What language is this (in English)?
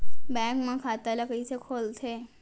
Chhattisgarhi